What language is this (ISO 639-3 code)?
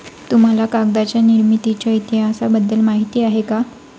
mar